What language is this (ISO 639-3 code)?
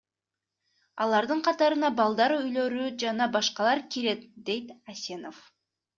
kir